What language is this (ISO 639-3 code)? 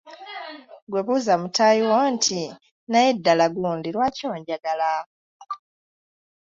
lug